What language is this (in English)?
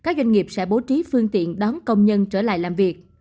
Vietnamese